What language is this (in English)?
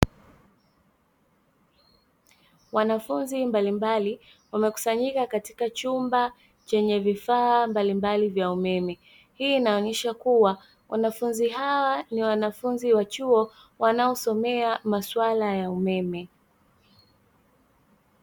Swahili